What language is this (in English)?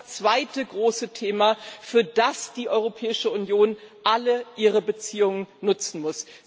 German